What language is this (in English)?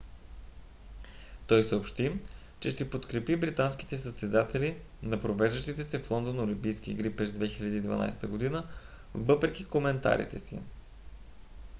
Bulgarian